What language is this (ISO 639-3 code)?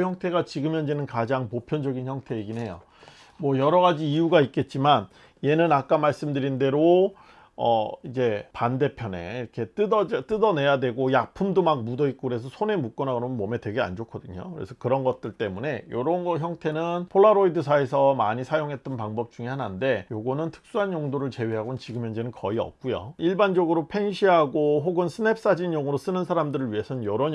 kor